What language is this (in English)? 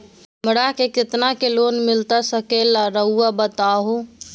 Magahi